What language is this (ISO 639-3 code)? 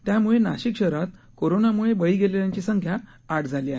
mar